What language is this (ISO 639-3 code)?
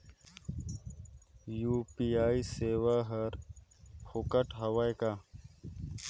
hne